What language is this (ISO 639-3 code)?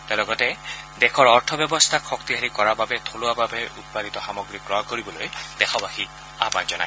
asm